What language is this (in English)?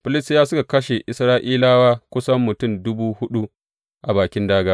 Hausa